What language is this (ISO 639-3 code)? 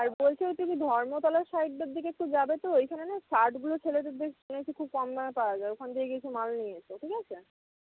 ben